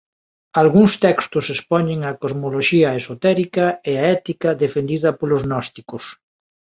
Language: Galician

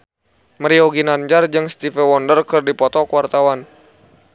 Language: Sundanese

